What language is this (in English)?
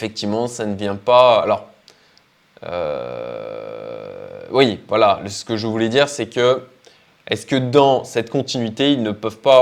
French